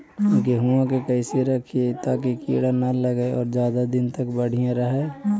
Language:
Magahi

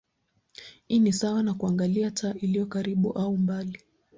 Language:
Swahili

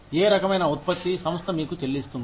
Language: Telugu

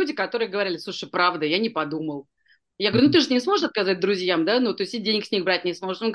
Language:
Russian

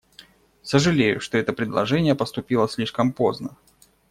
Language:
Russian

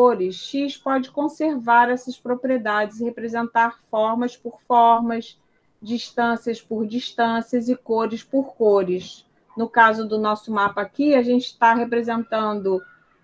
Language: Portuguese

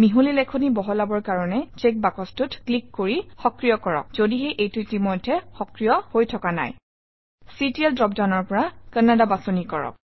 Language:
Assamese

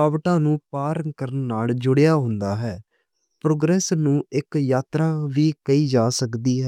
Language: Western Panjabi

